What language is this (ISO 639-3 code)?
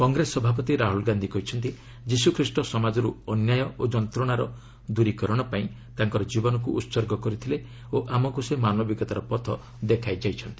ori